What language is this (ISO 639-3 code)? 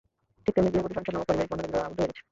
ben